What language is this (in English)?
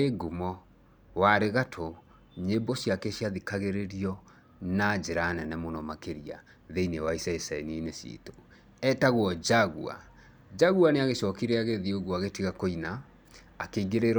Kikuyu